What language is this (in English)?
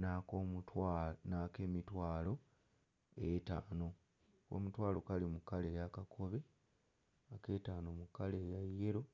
Ganda